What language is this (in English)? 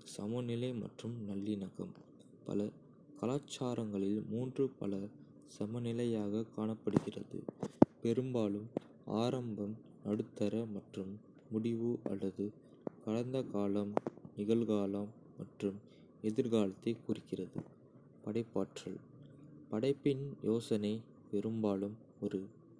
Kota (India)